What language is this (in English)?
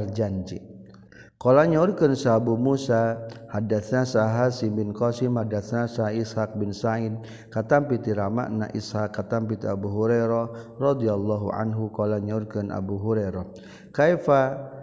Malay